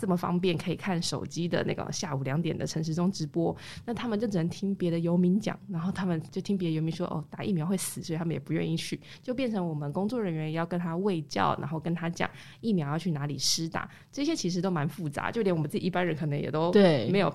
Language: Chinese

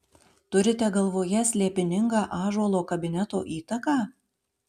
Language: Lithuanian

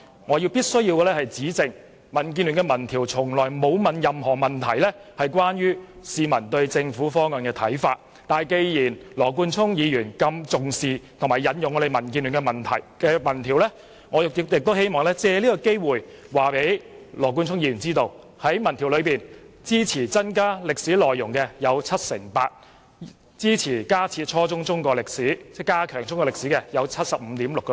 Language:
Cantonese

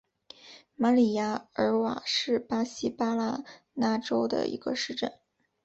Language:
Chinese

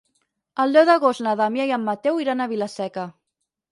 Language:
Catalan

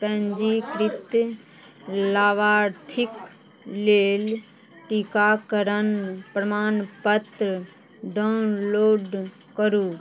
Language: Maithili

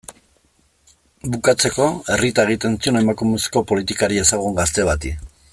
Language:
Basque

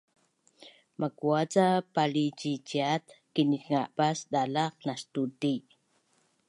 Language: Bunun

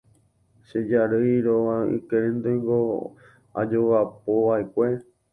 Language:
Guarani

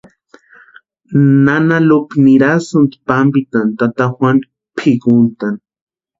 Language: Western Highland Purepecha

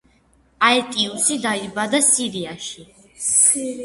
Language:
Georgian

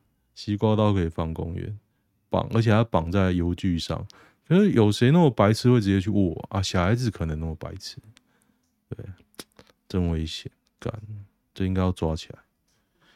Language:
Chinese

